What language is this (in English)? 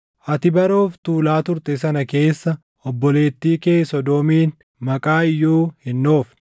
Oromo